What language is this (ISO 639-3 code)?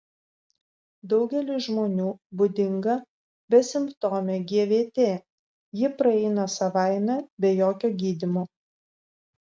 lit